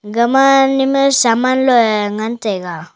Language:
Wancho Naga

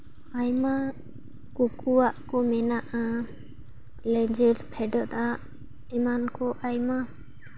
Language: Santali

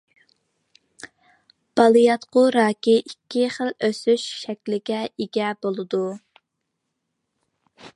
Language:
Uyghur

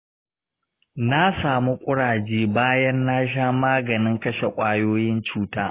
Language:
Hausa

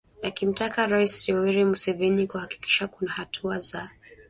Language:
Swahili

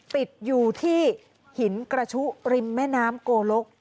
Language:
Thai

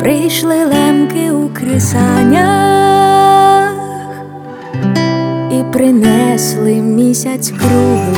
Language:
Ukrainian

